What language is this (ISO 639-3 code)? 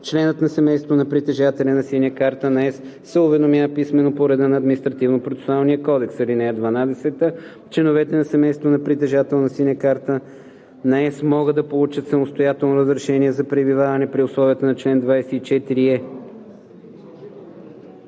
bul